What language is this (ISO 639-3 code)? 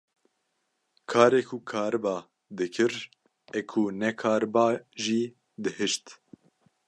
kur